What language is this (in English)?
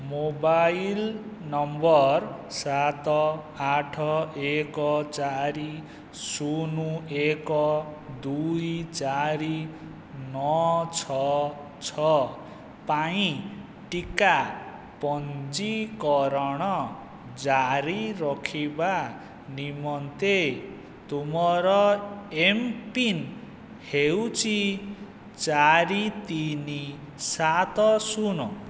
Odia